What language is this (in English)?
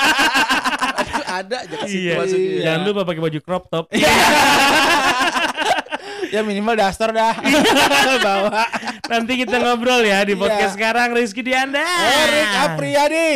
Indonesian